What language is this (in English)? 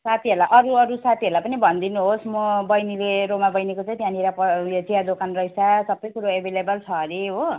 Nepali